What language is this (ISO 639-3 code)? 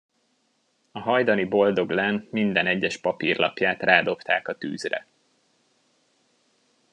hun